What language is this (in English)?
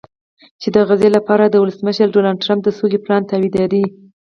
Pashto